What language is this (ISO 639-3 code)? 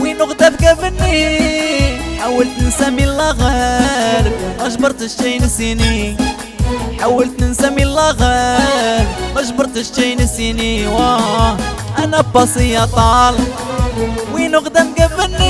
ara